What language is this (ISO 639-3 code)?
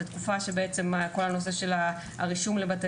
heb